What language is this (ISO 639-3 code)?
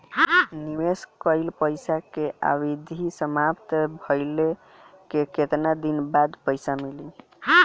bho